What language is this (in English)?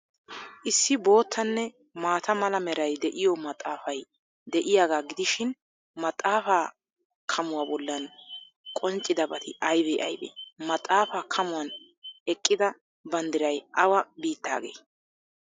Wolaytta